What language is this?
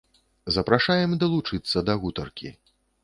Belarusian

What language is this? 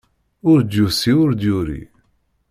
Kabyle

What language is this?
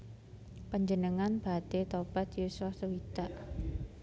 Javanese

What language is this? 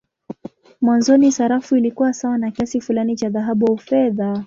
Swahili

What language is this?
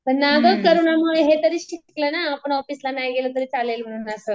Marathi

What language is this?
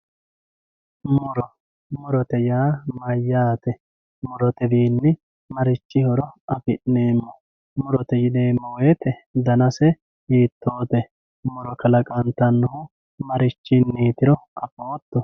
Sidamo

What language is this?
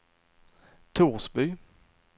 Swedish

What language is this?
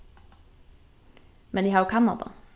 Faroese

